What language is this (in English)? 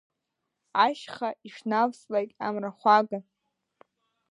Abkhazian